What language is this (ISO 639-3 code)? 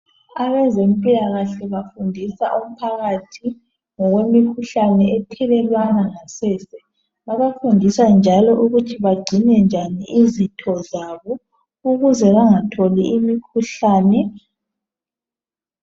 nde